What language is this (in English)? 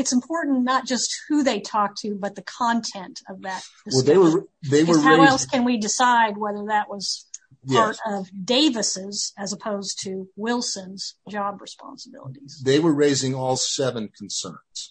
English